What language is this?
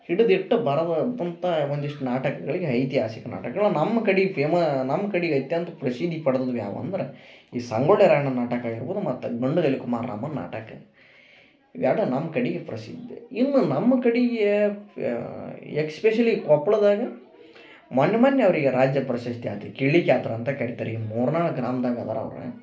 Kannada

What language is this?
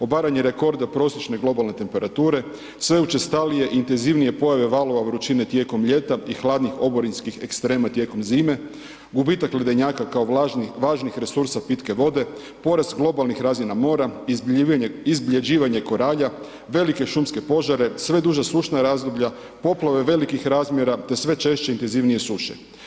Croatian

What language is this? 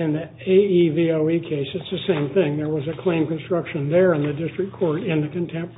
English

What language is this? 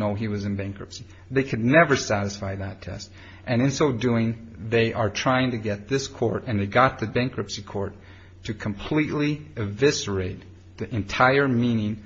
English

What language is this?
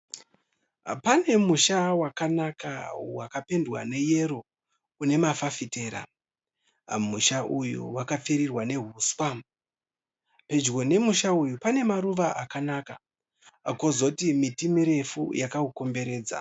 Shona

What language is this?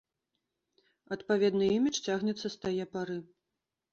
Belarusian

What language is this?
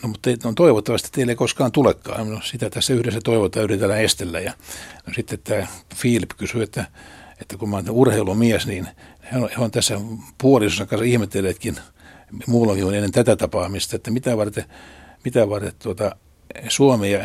Finnish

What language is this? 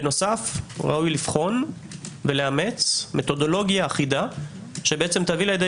Hebrew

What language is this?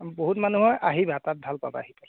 Assamese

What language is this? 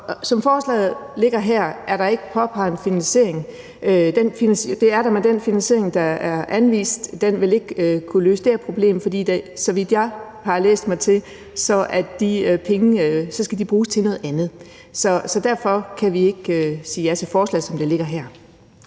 Danish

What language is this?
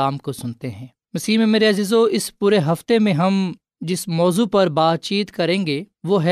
Urdu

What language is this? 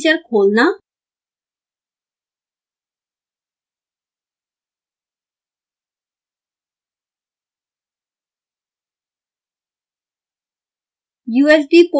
Hindi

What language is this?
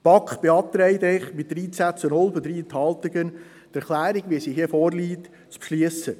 Swiss German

